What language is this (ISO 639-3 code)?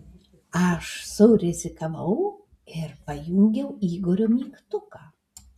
lit